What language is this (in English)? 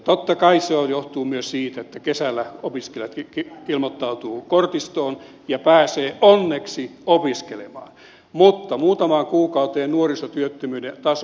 Finnish